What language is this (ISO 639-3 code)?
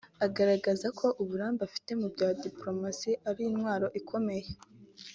kin